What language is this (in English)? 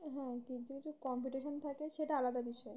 Bangla